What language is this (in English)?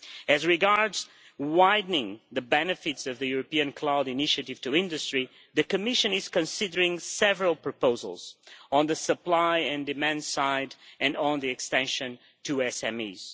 English